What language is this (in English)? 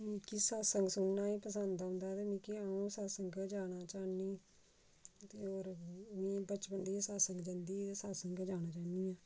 Dogri